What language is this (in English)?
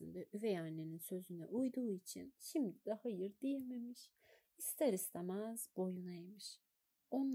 Turkish